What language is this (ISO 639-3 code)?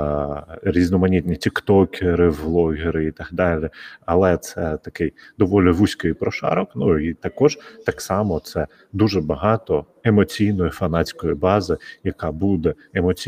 ukr